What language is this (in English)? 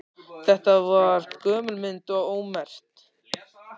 Icelandic